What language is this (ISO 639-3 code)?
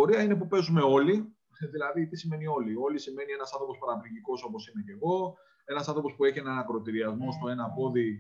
ell